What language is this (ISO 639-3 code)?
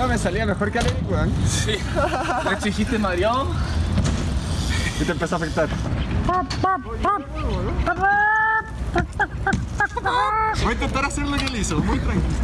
spa